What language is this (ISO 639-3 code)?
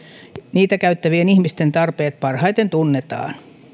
fin